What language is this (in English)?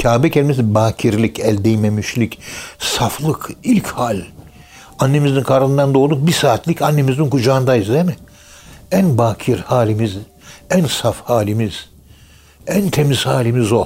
Turkish